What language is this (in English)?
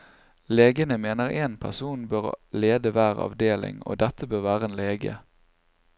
Norwegian